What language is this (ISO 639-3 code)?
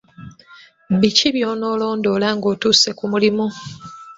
lug